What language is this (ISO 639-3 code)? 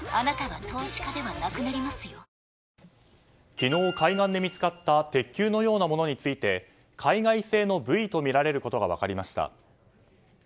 jpn